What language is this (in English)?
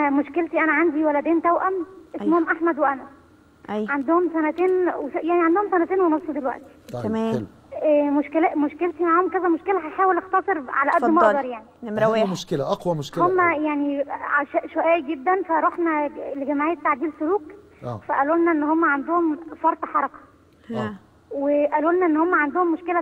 Arabic